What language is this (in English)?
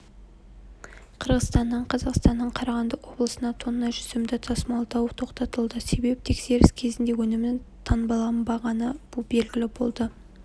Kazakh